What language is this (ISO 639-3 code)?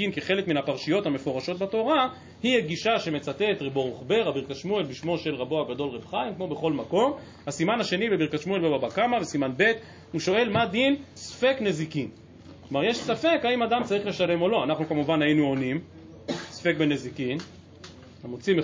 heb